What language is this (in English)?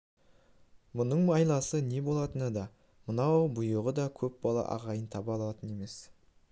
Kazakh